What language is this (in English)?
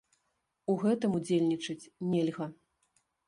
Belarusian